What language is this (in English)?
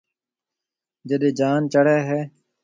Marwari (Pakistan)